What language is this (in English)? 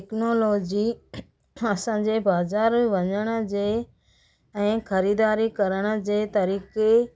Sindhi